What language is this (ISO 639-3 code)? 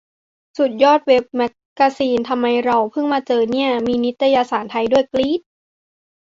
tha